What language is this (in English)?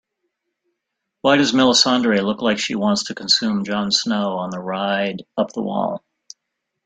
English